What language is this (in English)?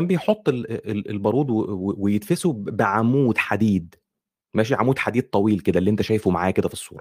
Arabic